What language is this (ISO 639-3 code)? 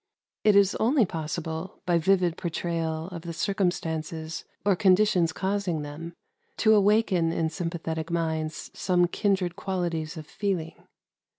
eng